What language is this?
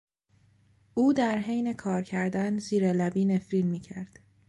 Persian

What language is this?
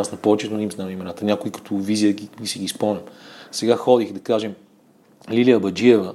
Bulgarian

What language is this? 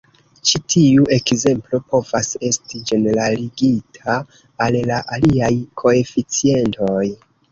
Esperanto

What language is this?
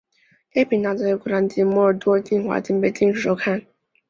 Chinese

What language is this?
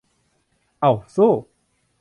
Thai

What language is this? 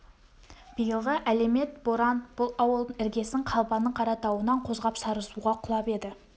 Kazakh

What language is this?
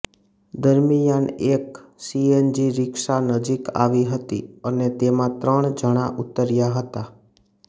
Gujarati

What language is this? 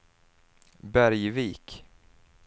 Swedish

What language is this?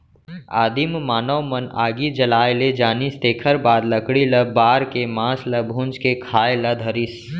Chhattisgarhi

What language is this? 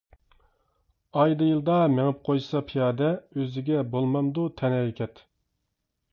Uyghur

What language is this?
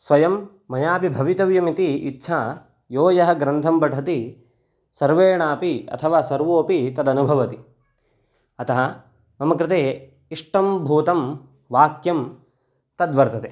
Sanskrit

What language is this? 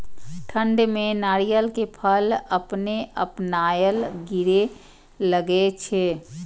Maithili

